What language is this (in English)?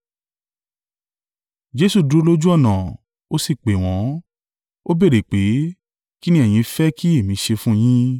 Yoruba